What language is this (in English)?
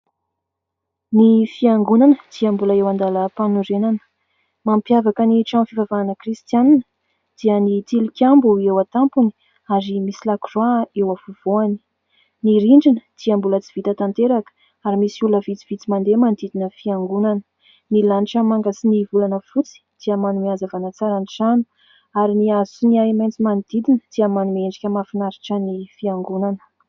Malagasy